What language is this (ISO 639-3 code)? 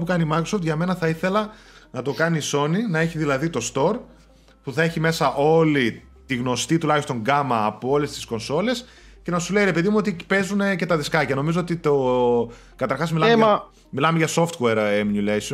ell